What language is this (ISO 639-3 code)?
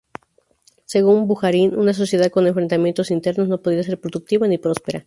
spa